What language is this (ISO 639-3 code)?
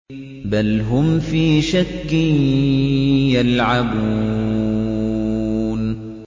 ara